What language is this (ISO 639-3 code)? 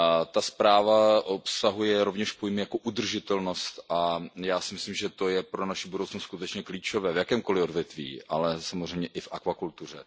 ces